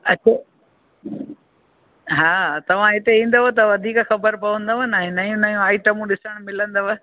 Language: Sindhi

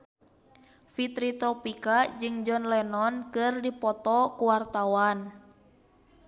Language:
Sundanese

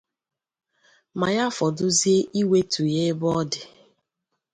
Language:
Igbo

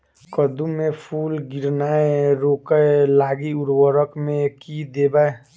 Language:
Maithili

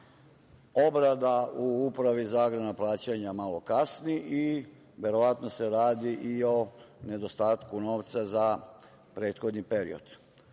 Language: Serbian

